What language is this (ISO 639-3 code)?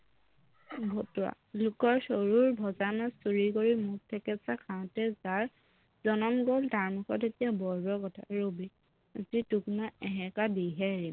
asm